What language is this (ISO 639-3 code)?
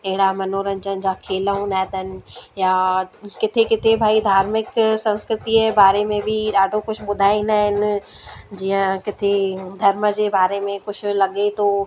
snd